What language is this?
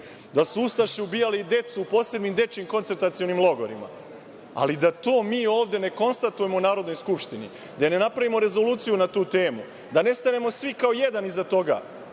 Serbian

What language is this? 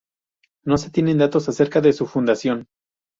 Spanish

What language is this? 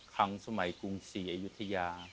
Thai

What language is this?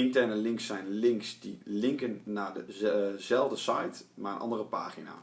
Dutch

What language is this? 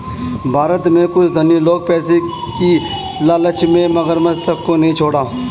Hindi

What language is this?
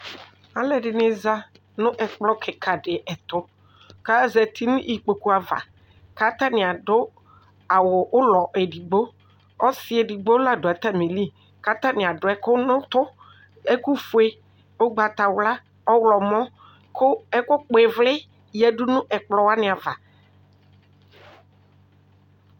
Ikposo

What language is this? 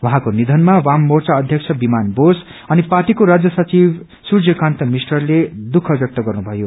Nepali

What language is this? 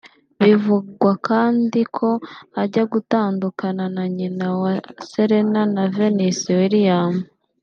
Kinyarwanda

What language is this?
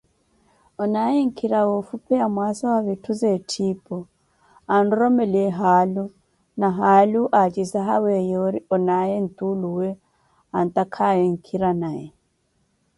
Koti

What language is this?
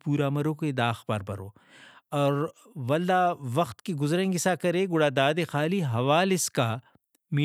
Brahui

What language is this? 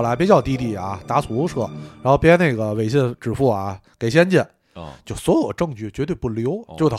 Chinese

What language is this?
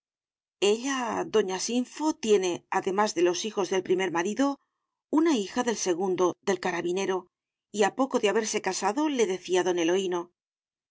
Spanish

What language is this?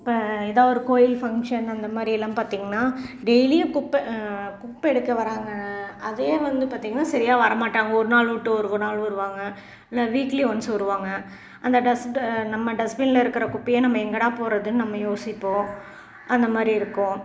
Tamil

